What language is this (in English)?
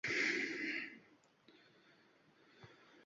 Uzbek